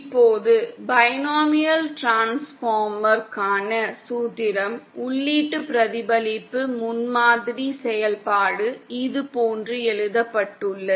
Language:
Tamil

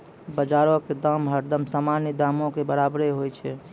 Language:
Maithili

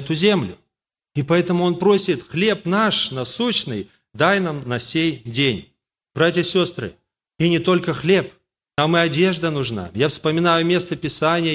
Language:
Russian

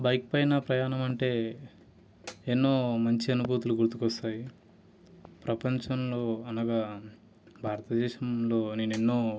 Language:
Telugu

